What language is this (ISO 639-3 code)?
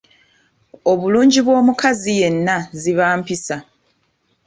lug